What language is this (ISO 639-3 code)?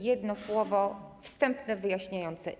pol